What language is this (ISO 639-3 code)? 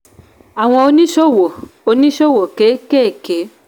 yor